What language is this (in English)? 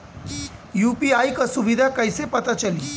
Bhojpuri